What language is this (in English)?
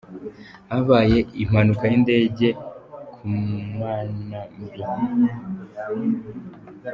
Kinyarwanda